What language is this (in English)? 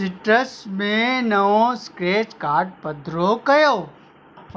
Sindhi